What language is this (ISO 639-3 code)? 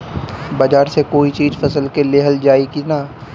bho